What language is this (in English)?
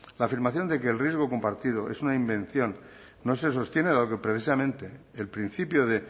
Spanish